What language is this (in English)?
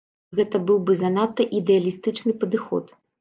Belarusian